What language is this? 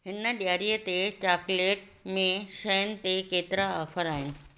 Sindhi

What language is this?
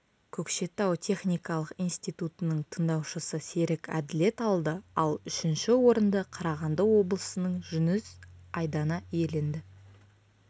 Kazakh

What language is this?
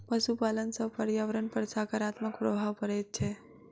Maithili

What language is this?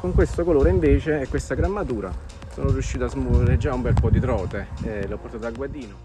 Italian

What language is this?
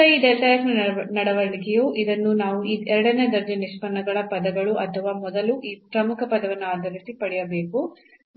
Kannada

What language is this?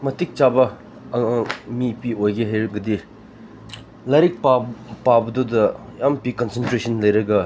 Manipuri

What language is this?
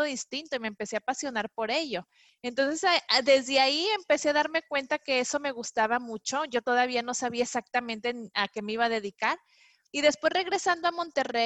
Spanish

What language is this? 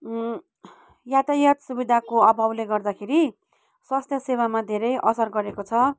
Nepali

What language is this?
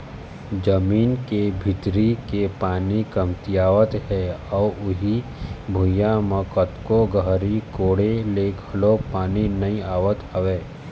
Chhattisgarhi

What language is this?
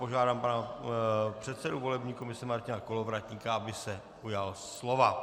Czech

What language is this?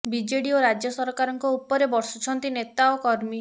Odia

